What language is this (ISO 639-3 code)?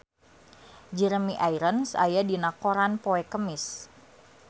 sun